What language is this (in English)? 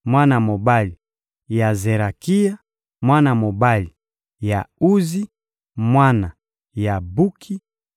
Lingala